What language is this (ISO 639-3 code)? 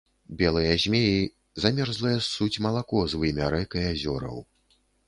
bel